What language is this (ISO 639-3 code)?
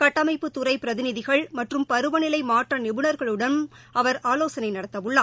tam